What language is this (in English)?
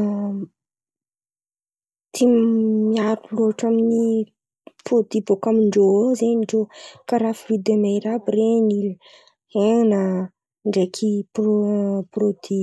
Antankarana Malagasy